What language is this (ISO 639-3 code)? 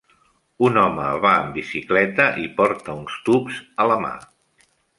cat